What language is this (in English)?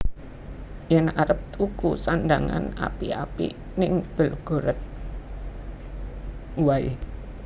Javanese